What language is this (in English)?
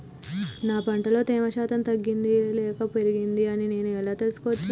Telugu